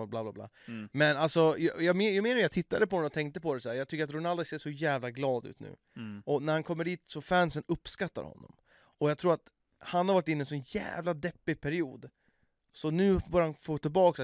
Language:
Swedish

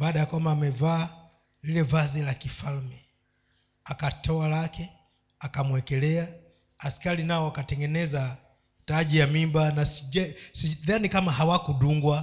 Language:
Swahili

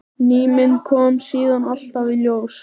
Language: Icelandic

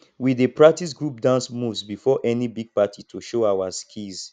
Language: Nigerian Pidgin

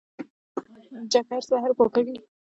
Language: Pashto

